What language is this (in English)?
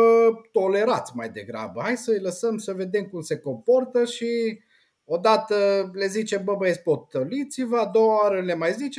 Romanian